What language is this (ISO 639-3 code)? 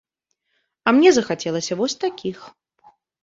bel